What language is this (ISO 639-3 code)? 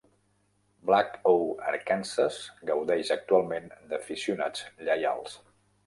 cat